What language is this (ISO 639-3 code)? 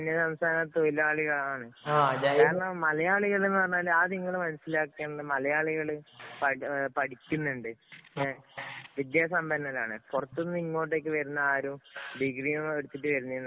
mal